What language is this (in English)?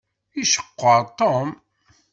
Kabyle